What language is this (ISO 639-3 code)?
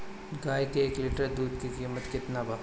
bho